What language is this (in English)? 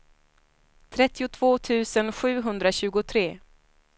Swedish